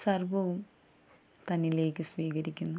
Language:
Malayalam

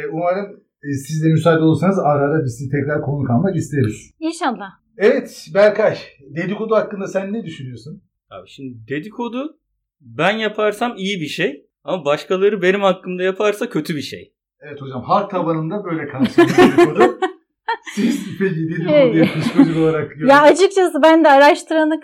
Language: Turkish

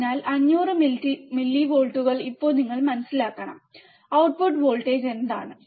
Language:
Malayalam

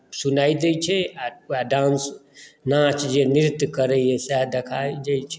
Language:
Maithili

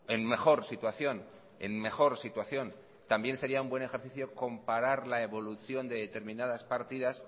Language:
Spanish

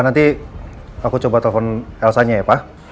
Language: Indonesian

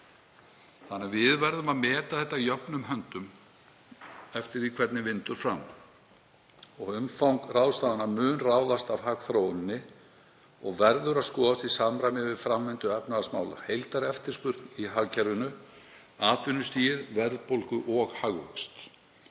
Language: Icelandic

